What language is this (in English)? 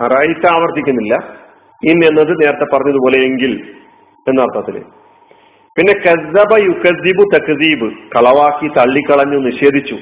Malayalam